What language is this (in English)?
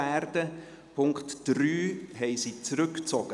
Swiss German